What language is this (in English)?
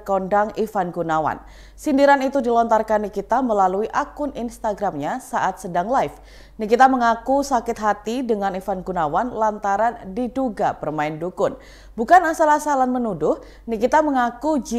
Indonesian